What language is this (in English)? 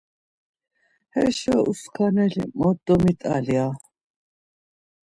Laz